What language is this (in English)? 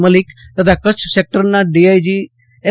Gujarati